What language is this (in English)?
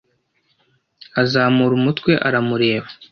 Kinyarwanda